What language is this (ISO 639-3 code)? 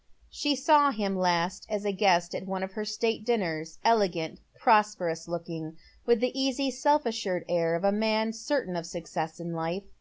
eng